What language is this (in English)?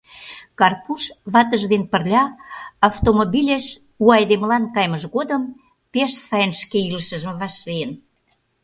Mari